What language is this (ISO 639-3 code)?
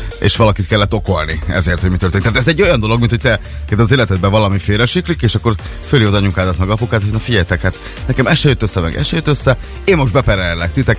hun